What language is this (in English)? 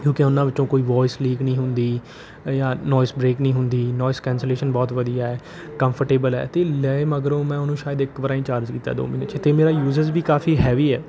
Punjabi